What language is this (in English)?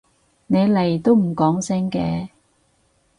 Cantonese